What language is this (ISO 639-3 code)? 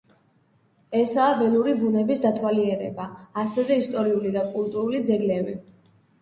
kat